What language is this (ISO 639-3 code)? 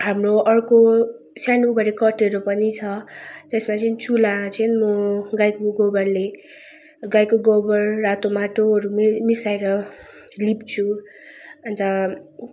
nep